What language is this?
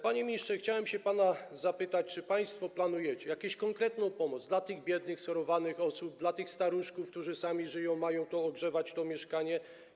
Polish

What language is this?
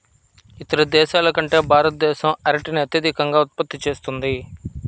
Telugu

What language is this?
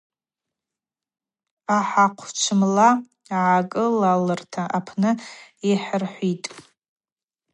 Abaza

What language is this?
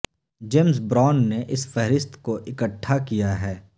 Urdu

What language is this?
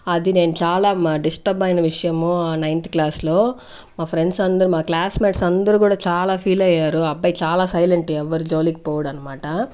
Telugu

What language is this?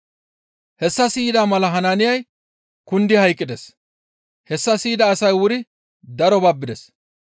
Gamo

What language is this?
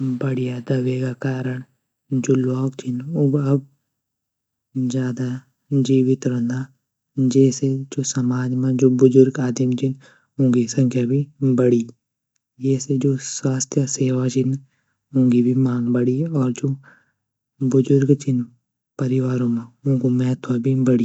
Garhwali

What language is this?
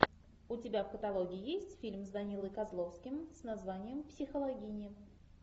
Russian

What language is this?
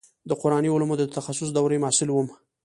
Pashto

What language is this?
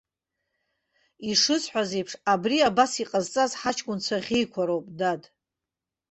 Abkhazian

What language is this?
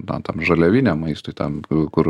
Lithuanian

